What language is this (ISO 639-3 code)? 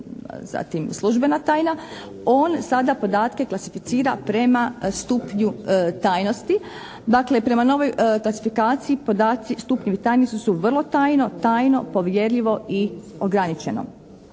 hrv